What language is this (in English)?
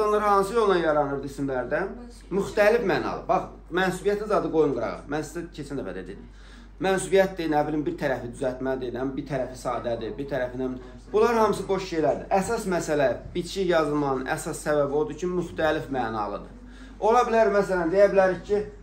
Turkish